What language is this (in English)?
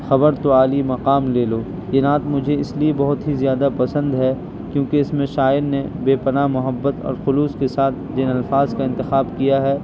Urdu